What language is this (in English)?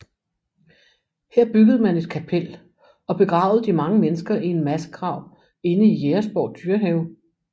Danish